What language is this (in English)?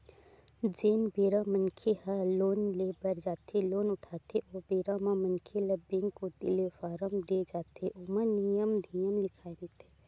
Chhattisgarhi